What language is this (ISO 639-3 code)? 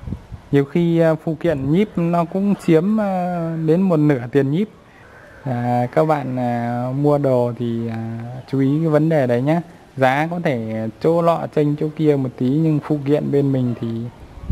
vie